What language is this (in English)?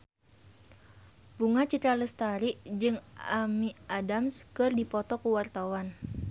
Sundanese